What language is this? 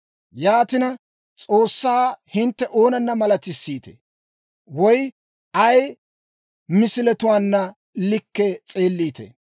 Dawro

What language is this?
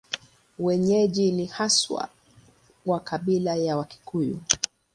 Swahili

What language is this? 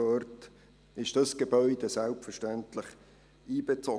Swiss German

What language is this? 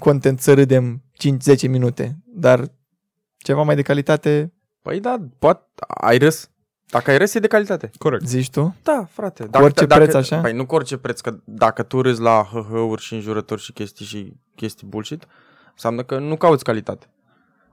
Romanian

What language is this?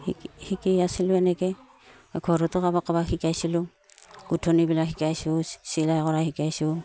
Assamese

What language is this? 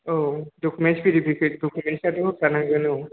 Bodo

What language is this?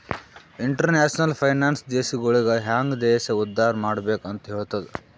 Kannada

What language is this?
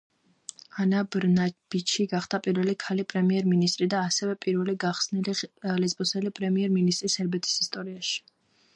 Georgian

